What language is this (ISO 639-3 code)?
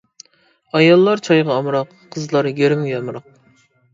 uig